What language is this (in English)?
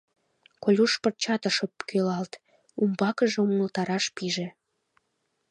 Mari